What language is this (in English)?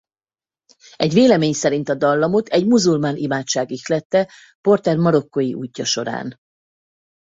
Hungarian